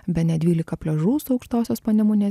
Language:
Lithuanian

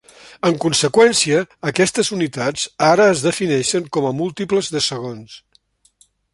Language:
Catalan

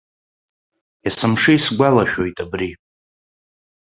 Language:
Abkhazian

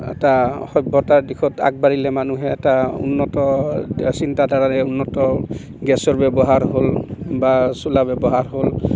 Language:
Assamese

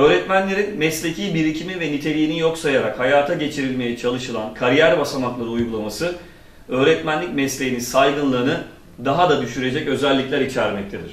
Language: Turkish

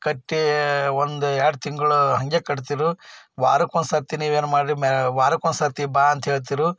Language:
Kannada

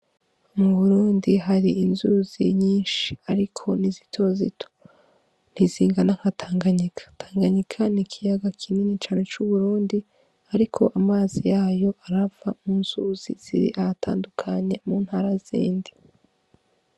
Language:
Rundi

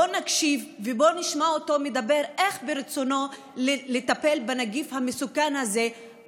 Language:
Hebrew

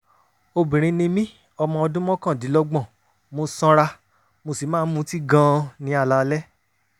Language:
Yoruba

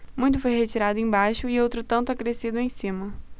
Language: Portuguese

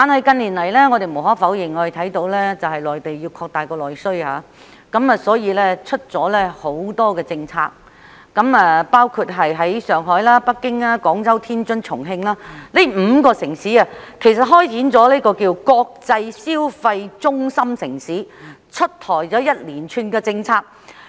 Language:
Cantonese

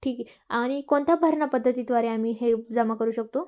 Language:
Marathi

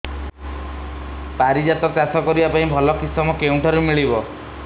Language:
Odia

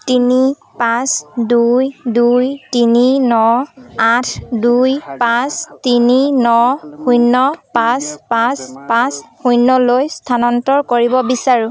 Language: Assamese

